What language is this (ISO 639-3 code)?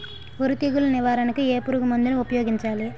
tel